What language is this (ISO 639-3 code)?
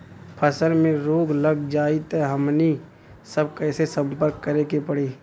bho